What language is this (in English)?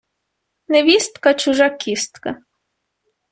Ukrainian